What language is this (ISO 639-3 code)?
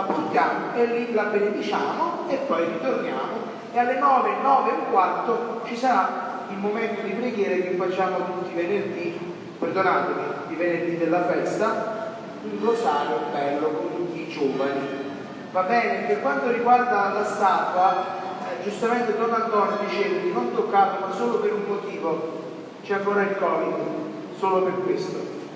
ita